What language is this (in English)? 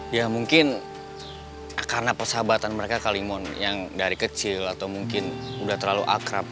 Indonesian